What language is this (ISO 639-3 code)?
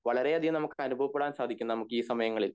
mal